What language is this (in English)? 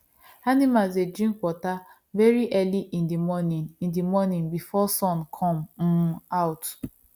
Nigerian Pidgin